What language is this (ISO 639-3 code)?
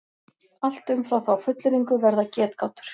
isl